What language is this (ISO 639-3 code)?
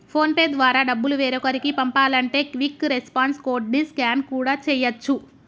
tel